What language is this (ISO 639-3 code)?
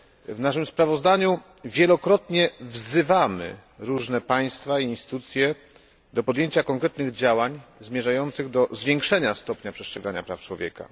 pol